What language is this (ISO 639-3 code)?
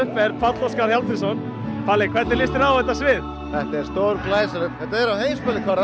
isl